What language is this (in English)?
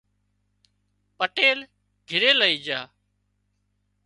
Wadiyara Koli